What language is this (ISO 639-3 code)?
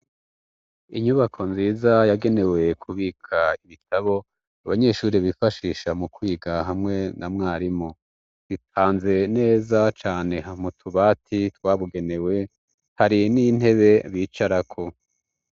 run